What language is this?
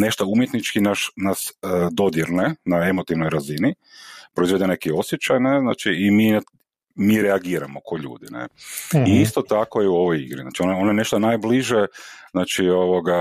Croatian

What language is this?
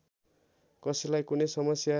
Nepali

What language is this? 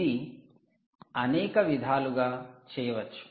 Telugu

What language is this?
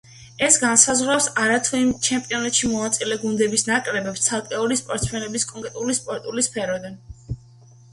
Georgian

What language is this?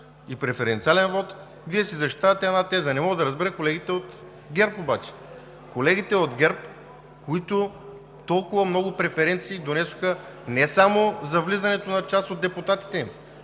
Bulgarian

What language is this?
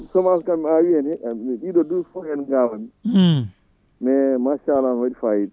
Fula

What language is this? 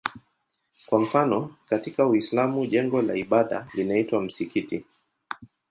Swahili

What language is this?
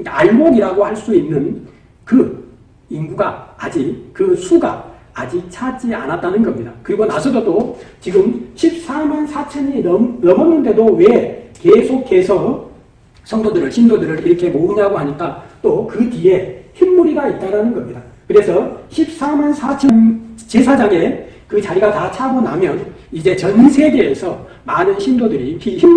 Korean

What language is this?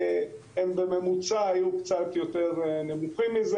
Hebrew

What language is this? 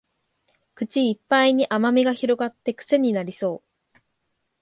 Japanese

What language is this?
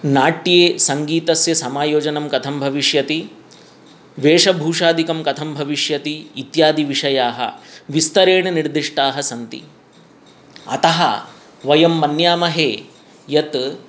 Sanskrit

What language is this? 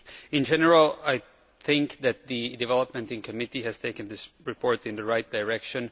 English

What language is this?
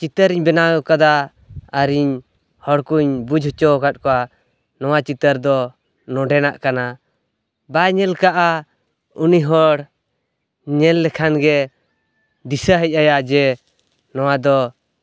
Santali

